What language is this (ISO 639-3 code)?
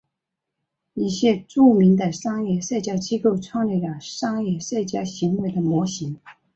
zho